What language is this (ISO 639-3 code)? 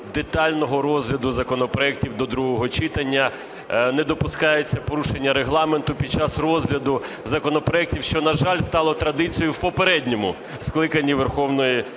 ukr